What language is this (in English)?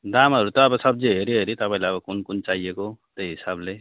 Nepali